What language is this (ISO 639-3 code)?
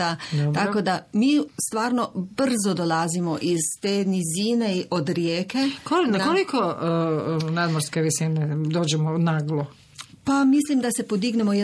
hrv